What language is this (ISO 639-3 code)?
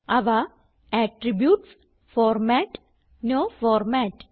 mal